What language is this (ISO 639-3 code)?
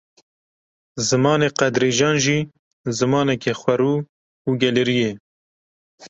kur